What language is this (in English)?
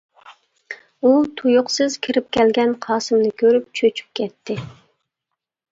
Uyghur